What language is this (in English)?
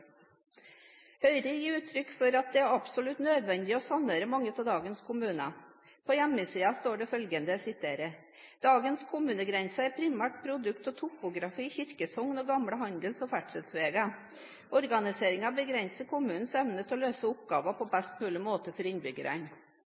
Norwegian Bokmål